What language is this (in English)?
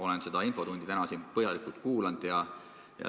Estonian